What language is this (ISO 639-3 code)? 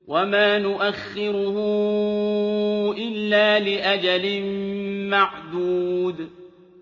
ara